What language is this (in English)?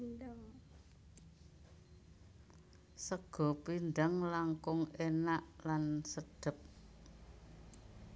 Javanese